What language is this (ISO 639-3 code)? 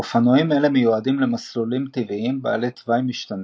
heb